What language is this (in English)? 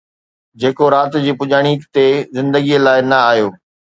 Sindhi